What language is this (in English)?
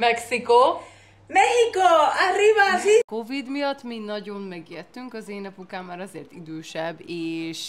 Hungarian